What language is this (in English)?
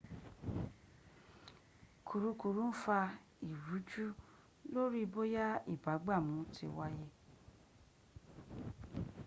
Yoruba